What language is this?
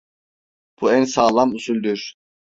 Turkish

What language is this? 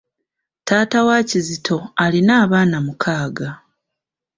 Ganda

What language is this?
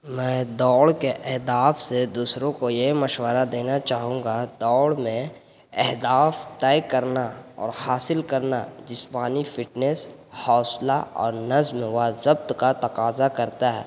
Urdu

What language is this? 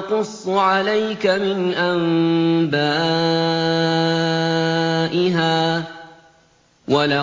Arabic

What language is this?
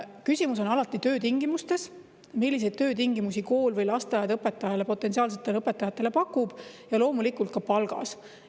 Estonian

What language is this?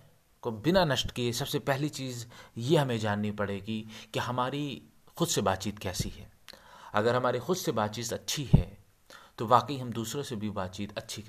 Hindi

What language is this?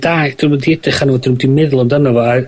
Welsh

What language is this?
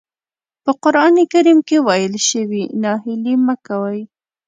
Pashto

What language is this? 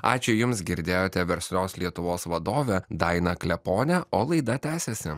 Lithuanian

